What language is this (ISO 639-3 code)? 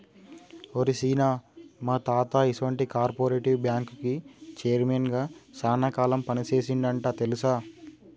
tel